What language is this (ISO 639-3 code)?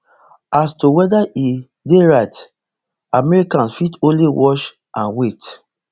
pcm